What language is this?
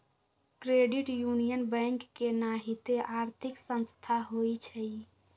Magahi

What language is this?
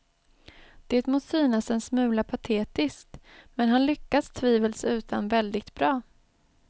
Swedish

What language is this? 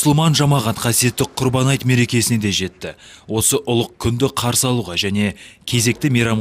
Turkish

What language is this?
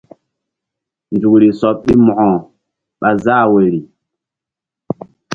Mbum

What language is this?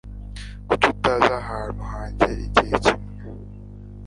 Kinyarwanda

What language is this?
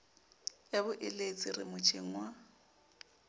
Southern Sotho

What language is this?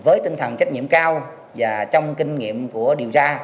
Vietnamese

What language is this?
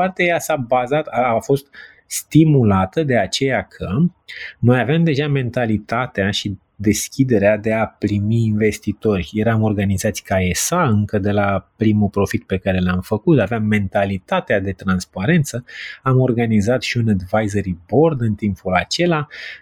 Romanian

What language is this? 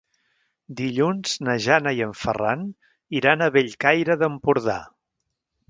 Catalan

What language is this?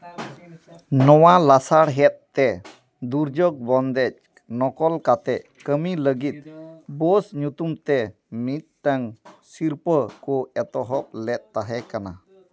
Santali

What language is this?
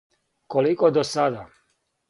Serbian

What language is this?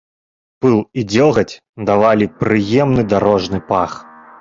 Belarusian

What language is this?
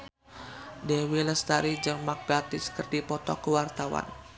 Sundanese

